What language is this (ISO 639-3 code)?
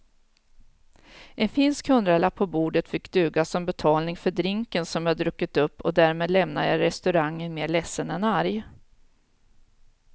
swe